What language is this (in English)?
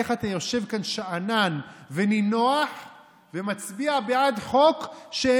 Hebrew